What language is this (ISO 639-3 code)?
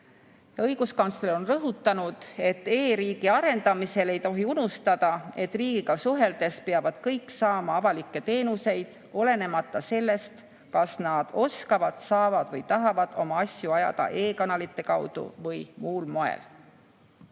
est